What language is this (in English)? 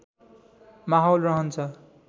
Nepali